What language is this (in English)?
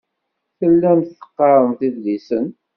Kabyle